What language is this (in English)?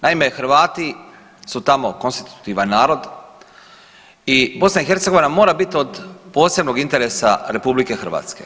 Croatian